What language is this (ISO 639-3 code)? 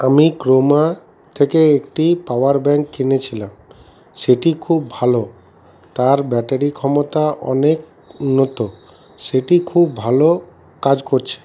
ben